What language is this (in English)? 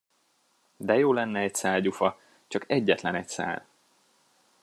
Hungarian